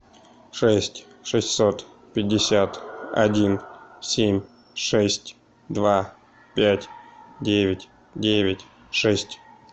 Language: Russian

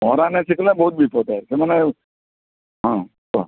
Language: Odia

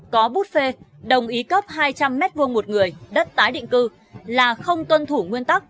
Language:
Vietnamese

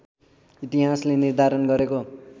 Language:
Nepali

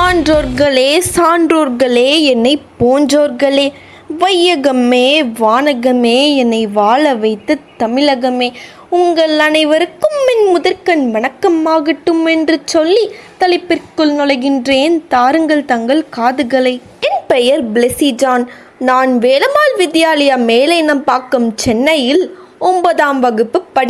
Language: Russian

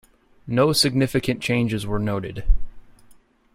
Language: English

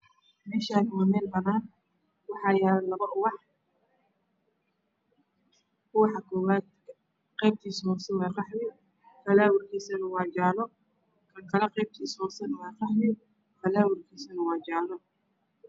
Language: Somali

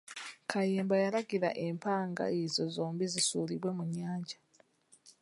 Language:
Ganda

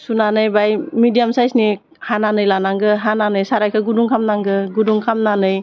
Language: Bodo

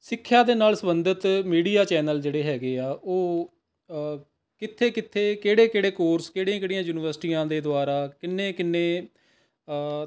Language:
Punjabi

